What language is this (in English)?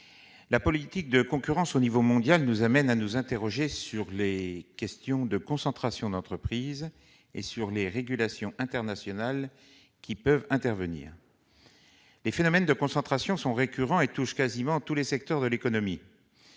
French